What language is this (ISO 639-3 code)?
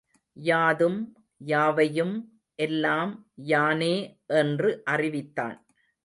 tam